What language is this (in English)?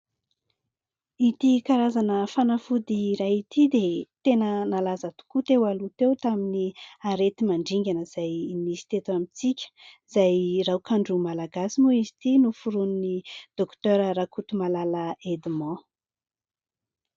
Malagasy